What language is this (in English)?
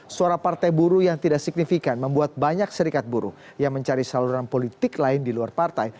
Indonesian